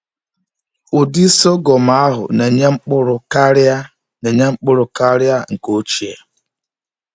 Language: Igbo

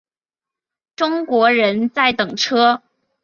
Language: Chinese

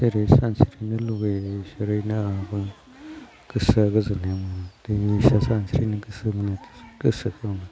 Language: Bodo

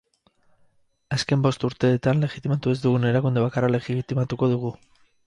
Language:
Basque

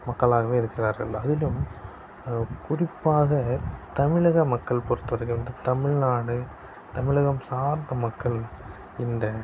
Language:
Tamil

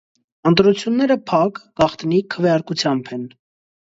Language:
Armenian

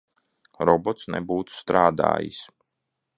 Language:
Latvian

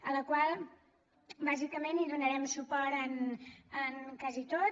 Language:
Catalan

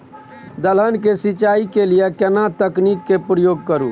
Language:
Maithili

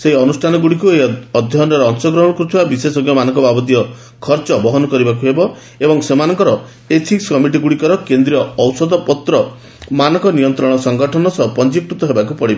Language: Odia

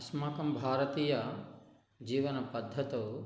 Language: Sanskrit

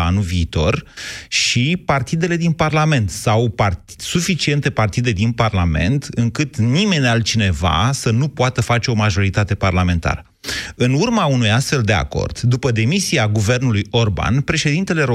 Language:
Romanian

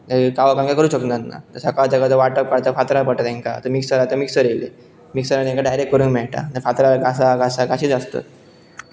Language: Konkani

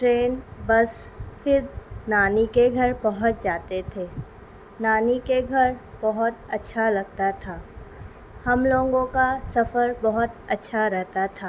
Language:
Urdu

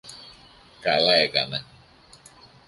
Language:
Greek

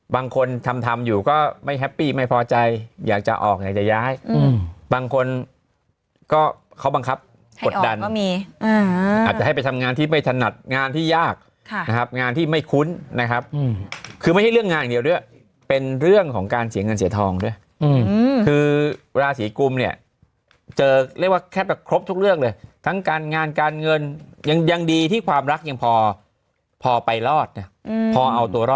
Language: Thai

